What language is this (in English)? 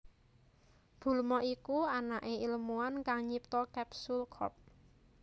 Javanese